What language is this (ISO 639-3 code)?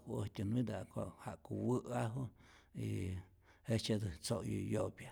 zor